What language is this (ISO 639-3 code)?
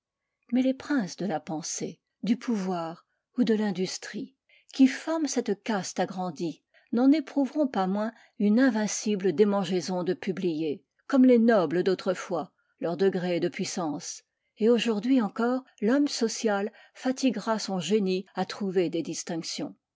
fra